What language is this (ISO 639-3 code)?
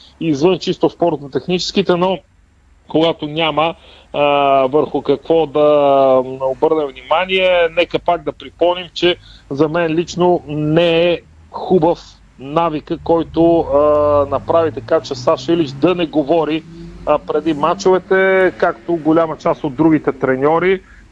bul